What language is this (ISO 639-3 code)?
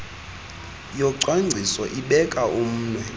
xho